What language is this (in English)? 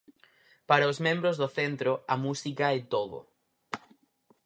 Galician